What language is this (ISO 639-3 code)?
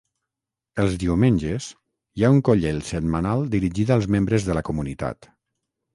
cat